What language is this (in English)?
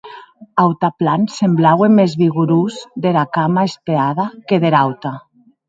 Occitan